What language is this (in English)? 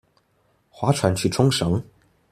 Chinese